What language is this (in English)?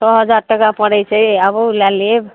Maithili